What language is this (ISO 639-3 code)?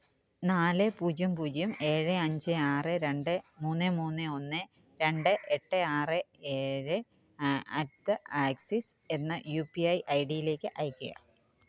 mal